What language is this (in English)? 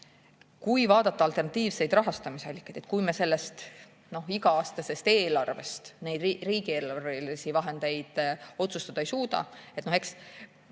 Estonian